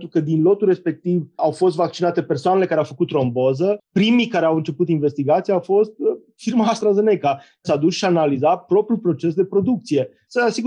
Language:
Romanian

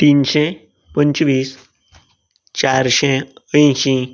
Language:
Konkani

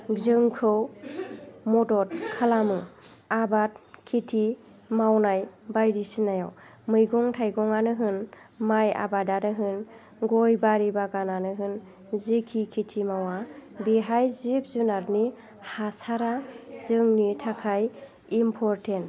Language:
Bodo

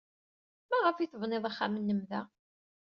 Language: Kabyle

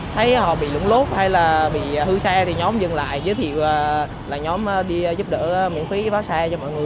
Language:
Vietnamese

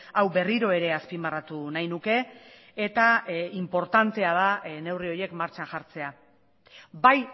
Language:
Basque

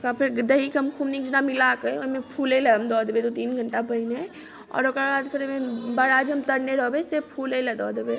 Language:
Maithili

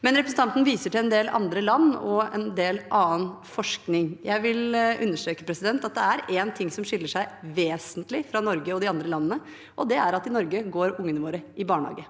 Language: Norwegian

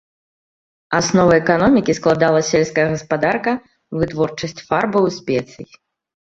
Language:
Belarusian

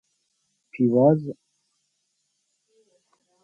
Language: Persian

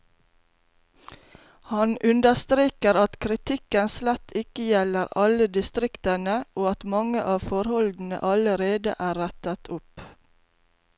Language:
Norwegian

